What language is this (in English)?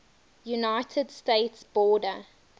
English